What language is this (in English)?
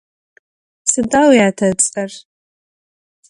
Adyghe